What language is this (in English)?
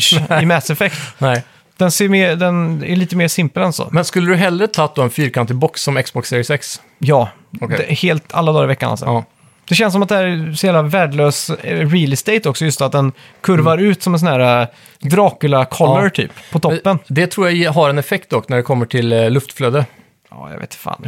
Swedish